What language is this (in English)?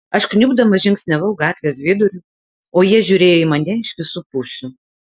Lithuanian